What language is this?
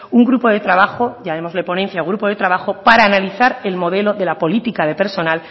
Spanish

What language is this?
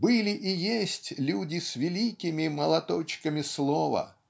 Russian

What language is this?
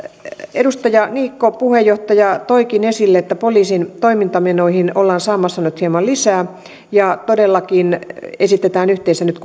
Finnish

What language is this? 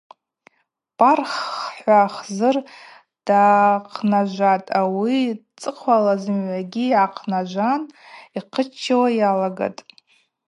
Abaza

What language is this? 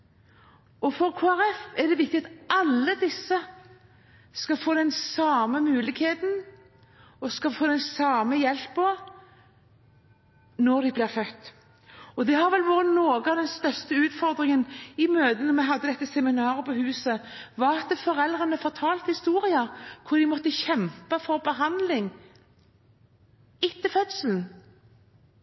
Norwegian Bokmål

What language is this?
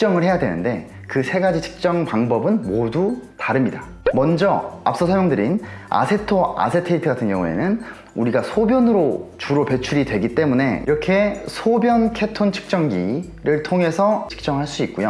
Korean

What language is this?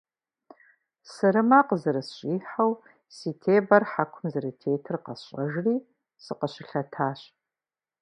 Kabardian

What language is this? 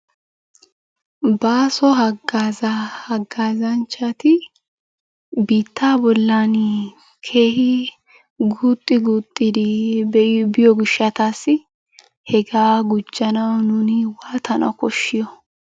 Wolaytta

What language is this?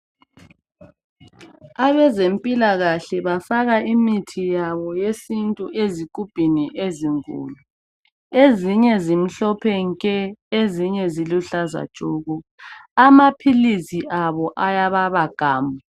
North Ndebele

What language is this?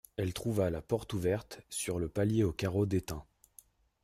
French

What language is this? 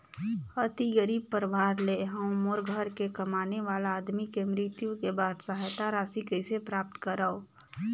Chhattisgarhi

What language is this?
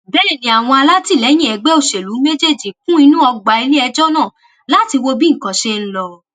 Yoruba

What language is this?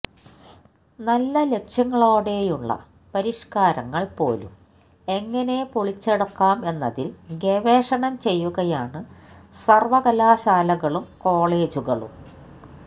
Malayalam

